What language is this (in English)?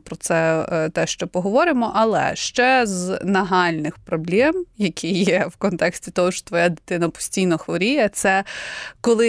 Ukrainian